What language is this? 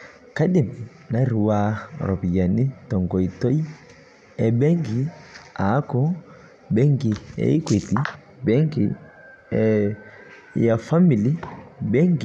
Masai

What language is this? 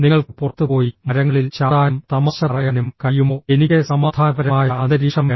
Malayalam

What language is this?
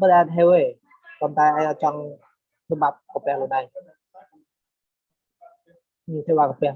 Vietnamese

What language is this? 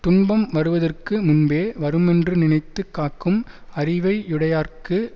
Tamil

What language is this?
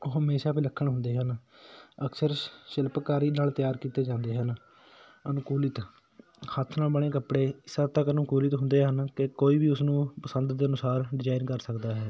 Punjabi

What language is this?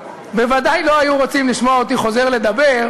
Hebrew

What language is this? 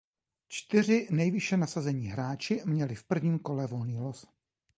Czech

